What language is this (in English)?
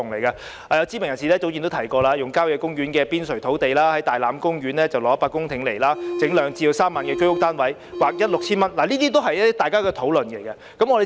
Cantonese